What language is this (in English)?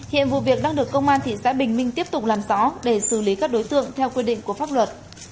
Vietnamese